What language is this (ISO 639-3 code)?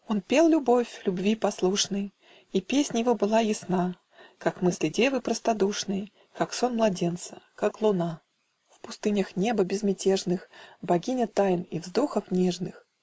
rus